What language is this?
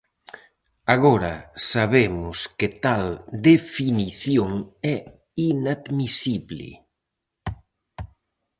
Galician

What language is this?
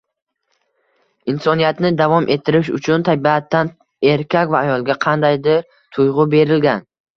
Uzbek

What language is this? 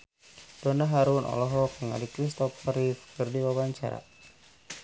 Sundanese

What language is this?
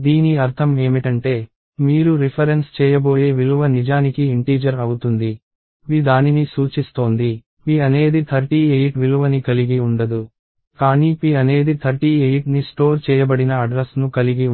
Telugu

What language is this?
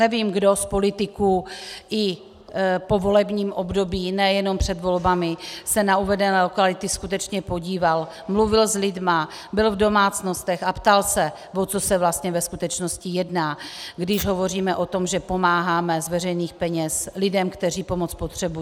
Czech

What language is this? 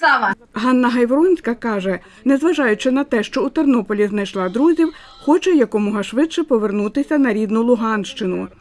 Ukrainian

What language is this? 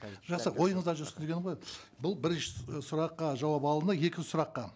Kazakh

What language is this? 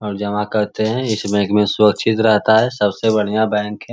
Magahi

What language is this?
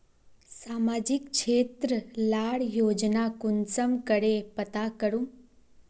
Magahi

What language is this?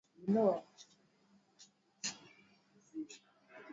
Swahili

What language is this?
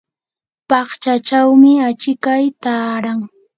Yanahuanca Pasco Quechua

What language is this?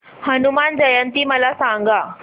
Marathi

